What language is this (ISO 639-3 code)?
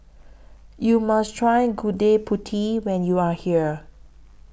eng